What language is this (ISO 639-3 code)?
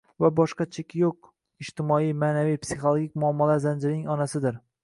uzb